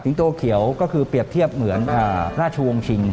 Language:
Thai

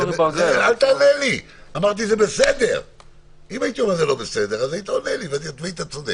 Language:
Hebrew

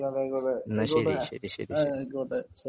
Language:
Malayalam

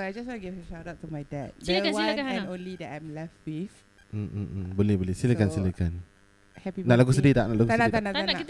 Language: Malay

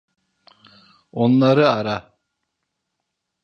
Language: Turkish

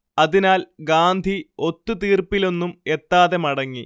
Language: Malayalam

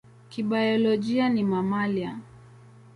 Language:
Swahili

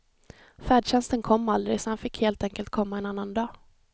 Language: Swedish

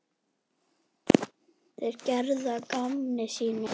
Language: Icelandic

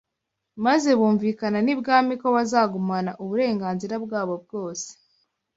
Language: Kinyarwanda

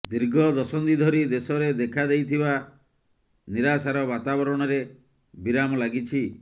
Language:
Odia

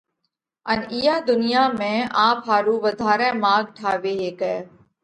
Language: Parkari Koli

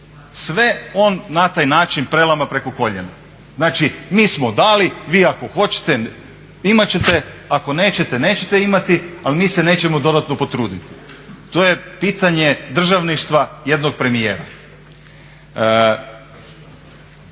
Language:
Croatian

